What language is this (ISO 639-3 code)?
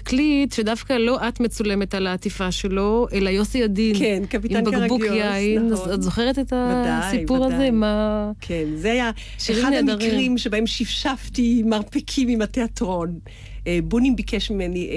heb